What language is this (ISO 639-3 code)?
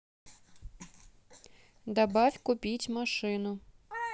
rus